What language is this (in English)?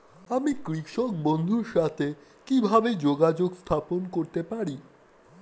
Bangla